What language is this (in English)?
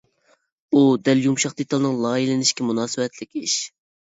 Uyghur